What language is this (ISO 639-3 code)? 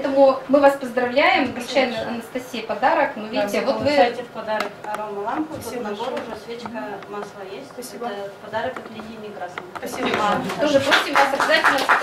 rus